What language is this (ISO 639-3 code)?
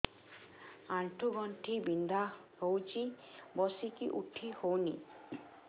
ori